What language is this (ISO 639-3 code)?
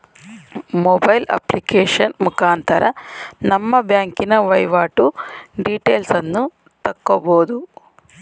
kan